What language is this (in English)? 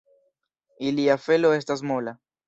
Esperanto